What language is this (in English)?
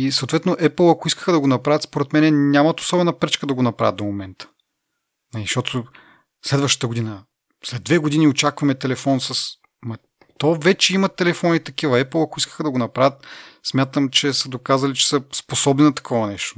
Bulgarian